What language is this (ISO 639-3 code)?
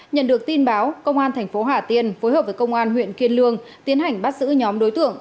vie